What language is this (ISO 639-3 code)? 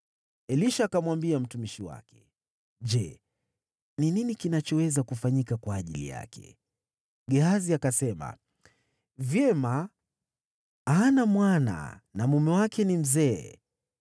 swa